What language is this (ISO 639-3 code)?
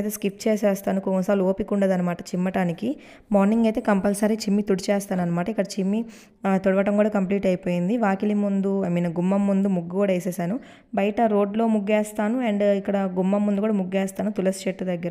hin